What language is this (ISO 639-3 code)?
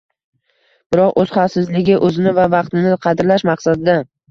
uzb